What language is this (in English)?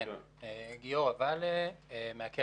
Hebrew